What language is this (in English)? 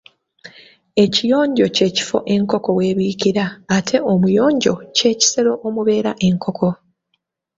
Ganda